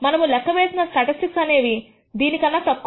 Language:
Telugu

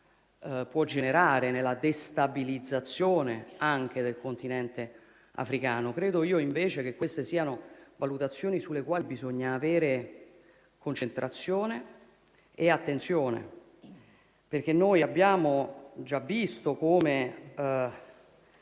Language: Italian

